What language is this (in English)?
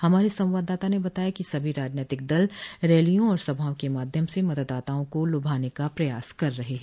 Hindi